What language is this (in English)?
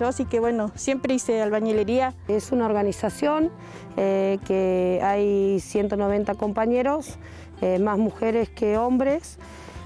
Spanish